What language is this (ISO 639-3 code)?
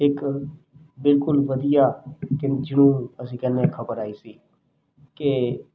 pan